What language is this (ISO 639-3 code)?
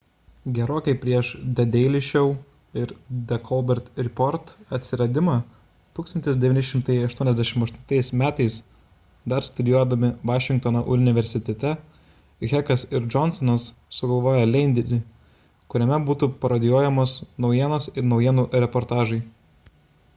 lit